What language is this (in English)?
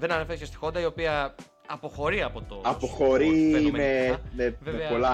Greek